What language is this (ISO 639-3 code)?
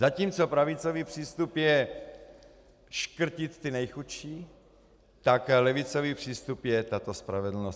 ces